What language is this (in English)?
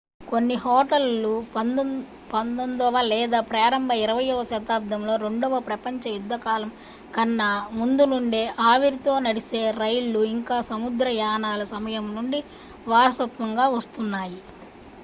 Telugu